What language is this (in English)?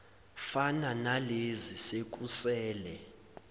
Zulu